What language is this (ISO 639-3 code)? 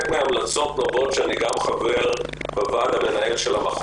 heb